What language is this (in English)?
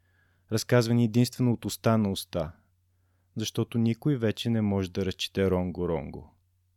Bulgarian